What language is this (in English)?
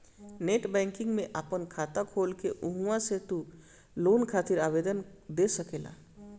Bhojpuri